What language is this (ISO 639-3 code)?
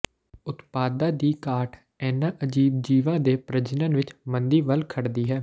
pan